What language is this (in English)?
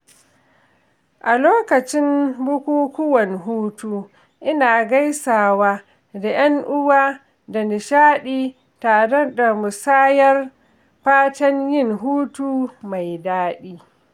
Hausa